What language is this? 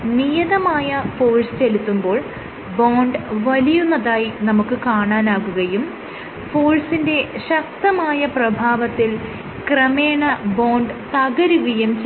Malayalam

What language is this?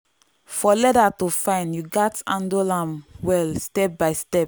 Nigerian Pidgin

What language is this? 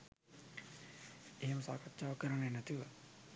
Sinhala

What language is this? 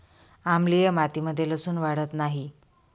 Marathi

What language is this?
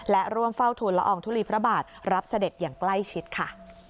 Thai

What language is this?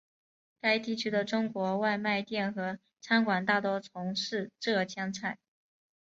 Chinese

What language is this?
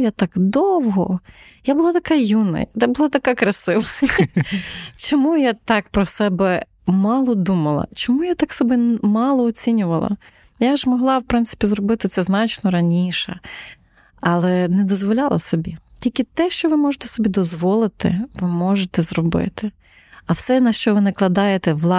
Ukrainian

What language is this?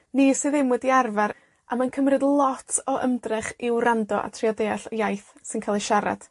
Welsh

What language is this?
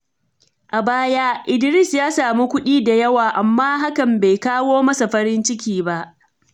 Hausa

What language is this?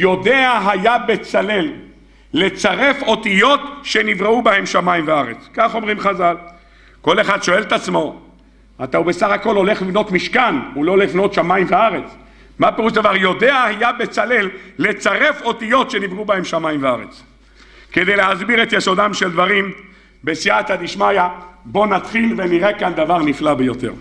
Hebrew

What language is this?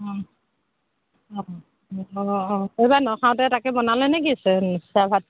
Assamese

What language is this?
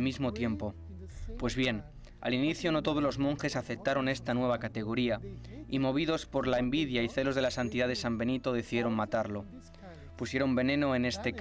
Spanish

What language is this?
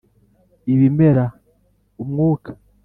Kinyarwanda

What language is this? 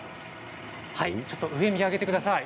Japanese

